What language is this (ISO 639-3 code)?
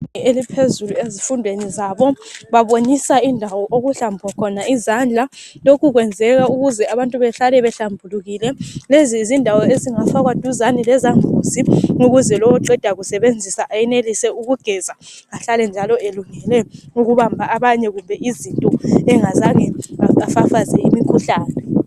nde